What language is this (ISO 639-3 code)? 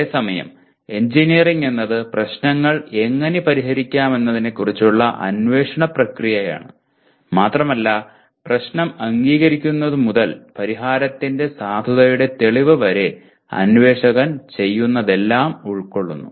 mal